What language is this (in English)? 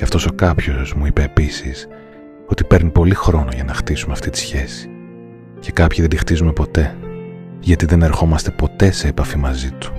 Greek